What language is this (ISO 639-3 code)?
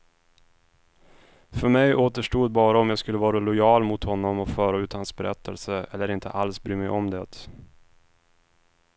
swe